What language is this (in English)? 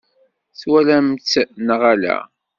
Kabyle